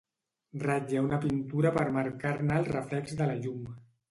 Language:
Catalan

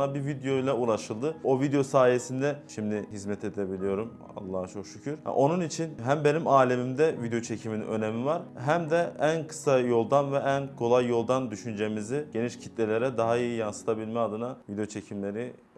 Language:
Turkish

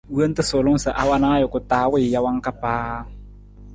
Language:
Nawdm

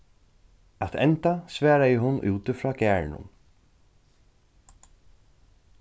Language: Faroese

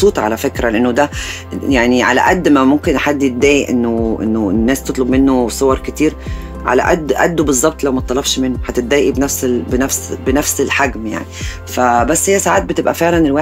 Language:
Arabic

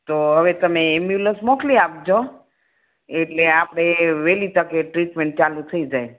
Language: Gujarati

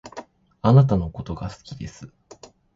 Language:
Japanese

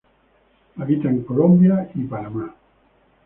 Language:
Spanish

